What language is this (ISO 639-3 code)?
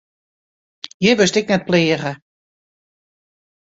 fry